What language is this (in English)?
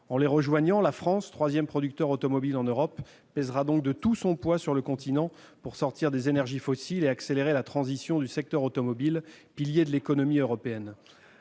French